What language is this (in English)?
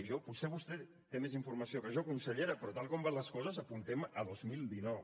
Catalan